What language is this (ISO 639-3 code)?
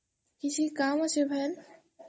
ori